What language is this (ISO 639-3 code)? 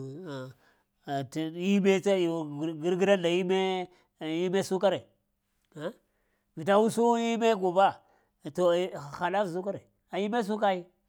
hia